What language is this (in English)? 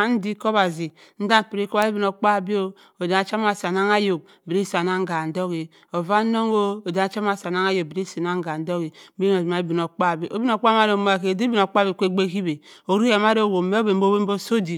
Cross River Mbembe